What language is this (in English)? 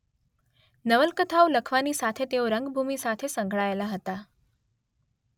Gujarati